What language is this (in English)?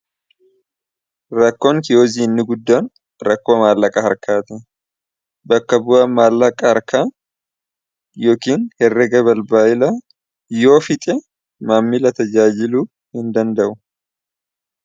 Oromo